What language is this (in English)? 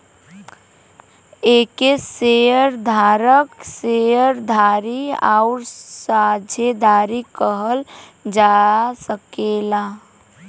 Bhojpuri